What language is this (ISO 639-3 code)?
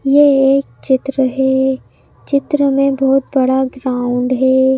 hin